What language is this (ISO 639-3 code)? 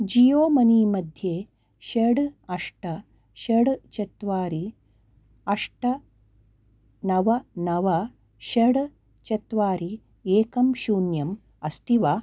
san